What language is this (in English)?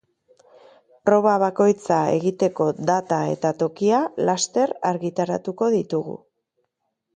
Basque